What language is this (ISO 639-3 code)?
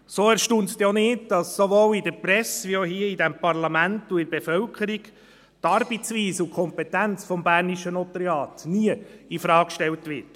gsw